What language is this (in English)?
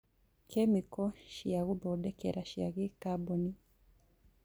Kikuyu